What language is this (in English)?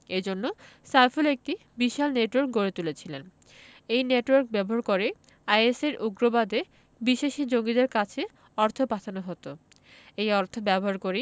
Bangla